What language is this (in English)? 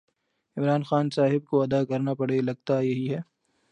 Urdu